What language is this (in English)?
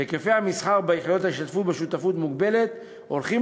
Hebrew